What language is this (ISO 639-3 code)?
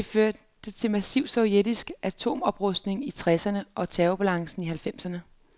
dan